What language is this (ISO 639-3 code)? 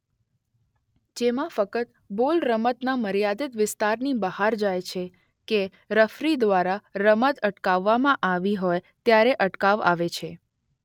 guj